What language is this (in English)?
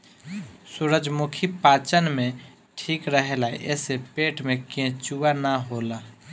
Bhojpuri